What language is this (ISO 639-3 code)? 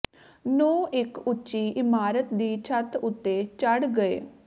pan